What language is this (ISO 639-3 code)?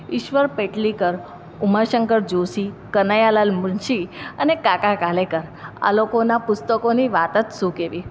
guj